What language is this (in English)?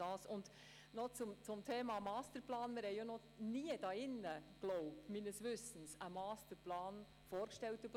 Swiss German